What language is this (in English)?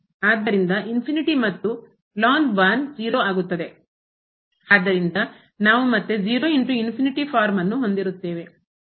Kannada